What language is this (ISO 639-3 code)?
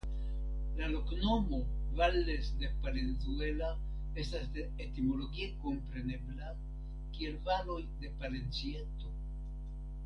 epo